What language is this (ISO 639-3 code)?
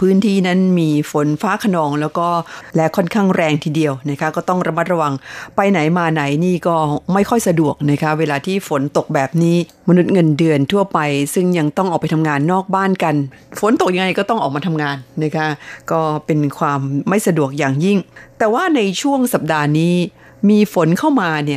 tha